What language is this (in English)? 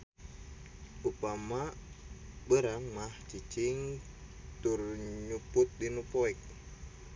Sundanese